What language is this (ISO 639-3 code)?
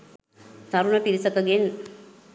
sin